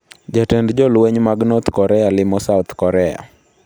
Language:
Luo (Kenya and Tanzania)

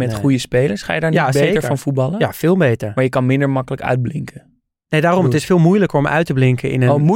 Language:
Dutch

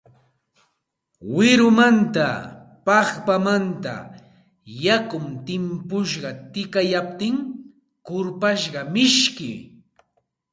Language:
Santa Ana de Tusi Pasco Quechua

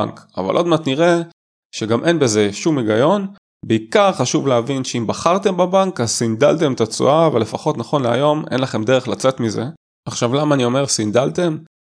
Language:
Hebrew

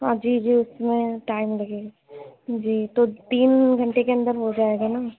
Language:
Urdu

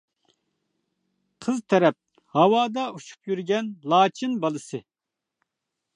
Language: Uyghur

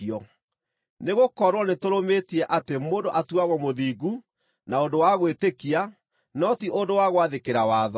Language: Kikuyu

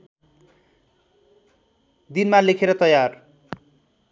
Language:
Nepali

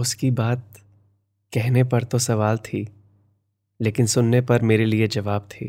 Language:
Hindi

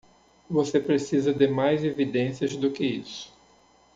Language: Portuguese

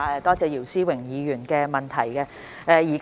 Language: Cantonese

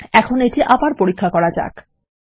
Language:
Bangla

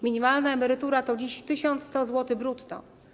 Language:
Polish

